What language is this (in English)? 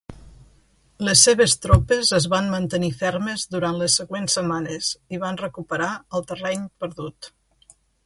Catalan